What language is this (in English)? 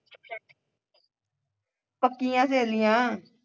Punjabi